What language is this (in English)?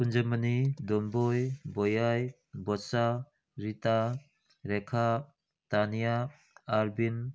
Manipuri